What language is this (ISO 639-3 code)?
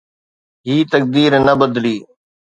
snd